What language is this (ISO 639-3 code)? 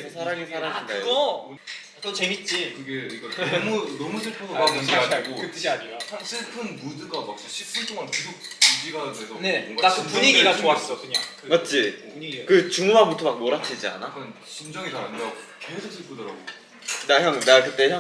kor